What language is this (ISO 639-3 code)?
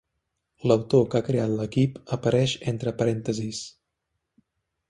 cat